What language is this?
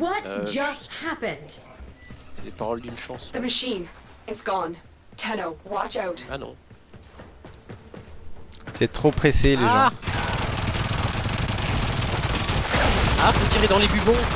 French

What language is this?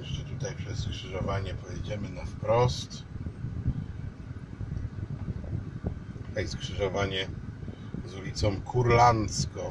Polish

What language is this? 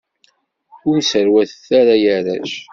Kabyle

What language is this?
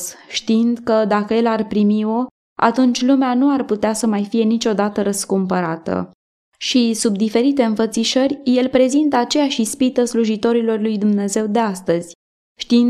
Romanian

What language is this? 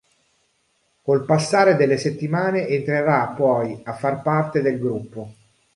Italian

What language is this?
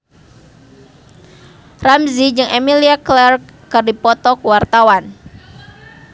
Sundanese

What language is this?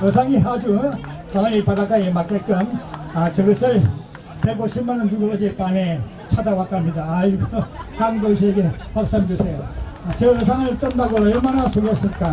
Korean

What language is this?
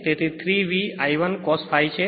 Gujarati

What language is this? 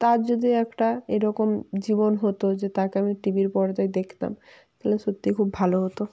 Bangla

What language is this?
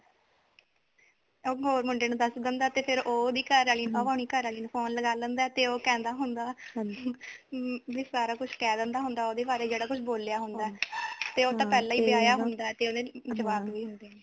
Punjabi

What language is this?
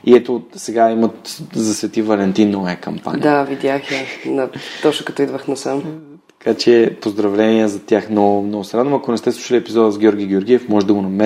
Bulgarian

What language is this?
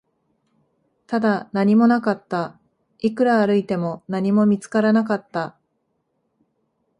Japanese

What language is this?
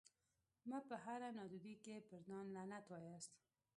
Pashto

